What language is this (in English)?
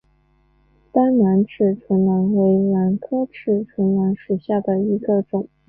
Chinese